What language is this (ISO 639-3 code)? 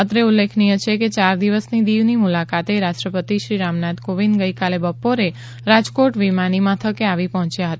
guj